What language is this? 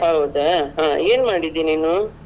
Kannada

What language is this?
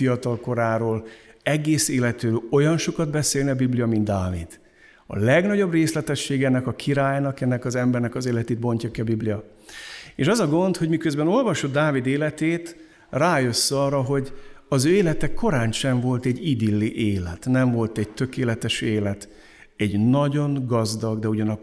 Hungarian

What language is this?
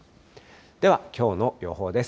Japanese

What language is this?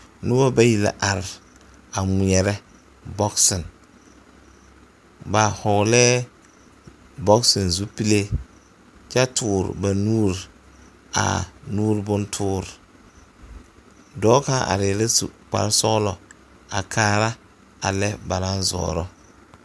Southern Dagaare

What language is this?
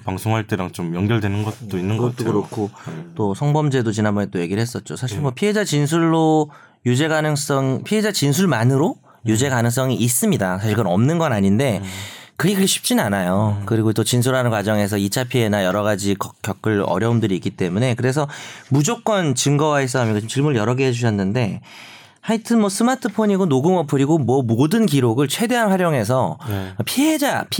Korean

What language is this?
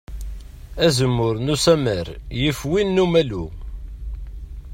Kabyle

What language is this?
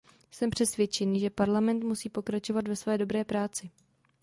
Czech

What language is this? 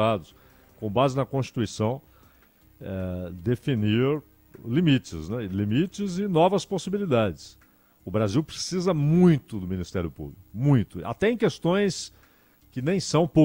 Portuguese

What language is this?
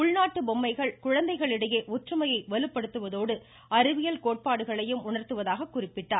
Tamil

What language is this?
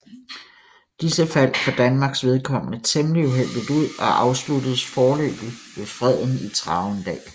Danish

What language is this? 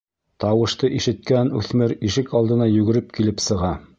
Bashkir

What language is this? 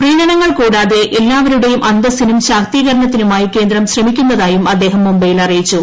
Malayalam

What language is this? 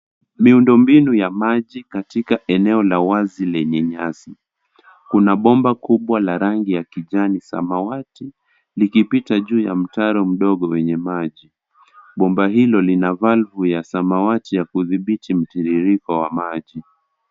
Swahili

